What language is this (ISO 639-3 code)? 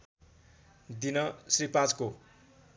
nep